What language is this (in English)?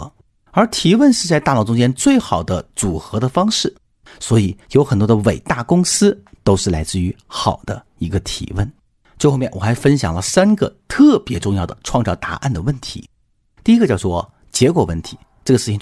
Chinese